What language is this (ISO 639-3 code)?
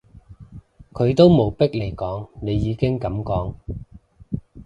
yue